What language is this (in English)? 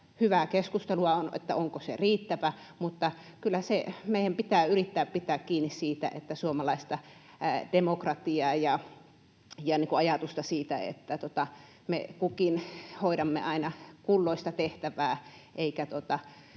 Finnish